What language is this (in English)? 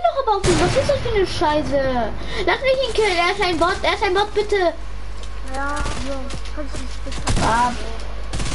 German